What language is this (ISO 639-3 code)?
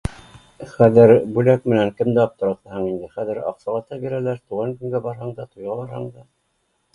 bak